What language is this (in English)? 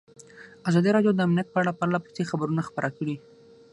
Pashto